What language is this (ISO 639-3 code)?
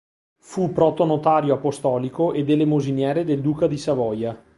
ita